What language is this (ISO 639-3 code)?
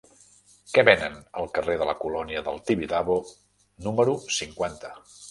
cat